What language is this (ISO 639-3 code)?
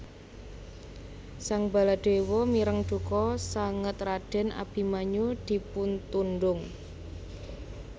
jav